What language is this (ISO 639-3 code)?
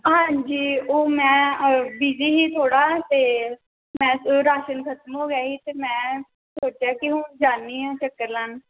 pan